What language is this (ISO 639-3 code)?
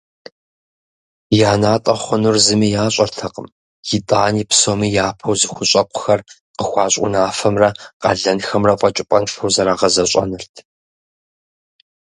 kbd